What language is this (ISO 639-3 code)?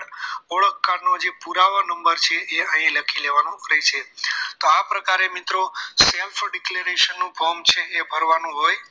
guj